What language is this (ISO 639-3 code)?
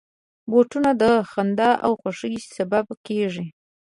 pus